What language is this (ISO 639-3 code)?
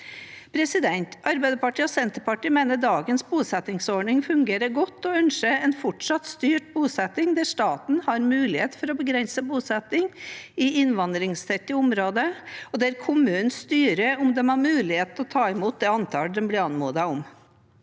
nor